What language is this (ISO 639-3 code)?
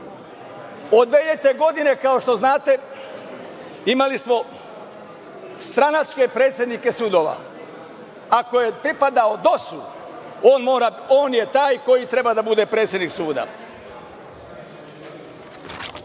srp